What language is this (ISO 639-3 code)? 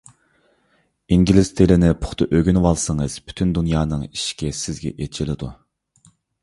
uig